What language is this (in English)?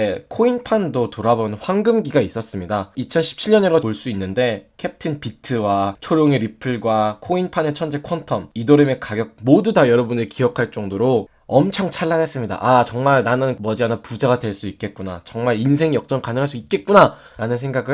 Korean